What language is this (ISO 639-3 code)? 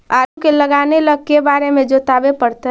mag